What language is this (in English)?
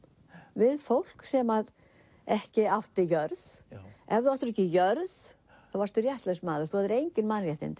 Icelandic